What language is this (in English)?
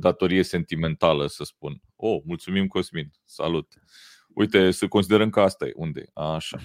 Romanian